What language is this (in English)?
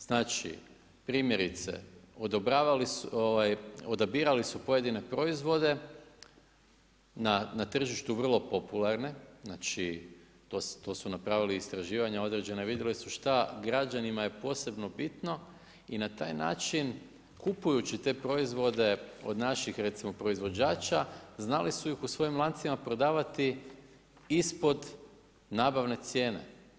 Croatian